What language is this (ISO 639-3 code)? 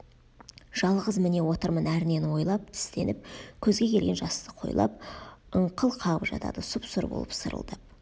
kaz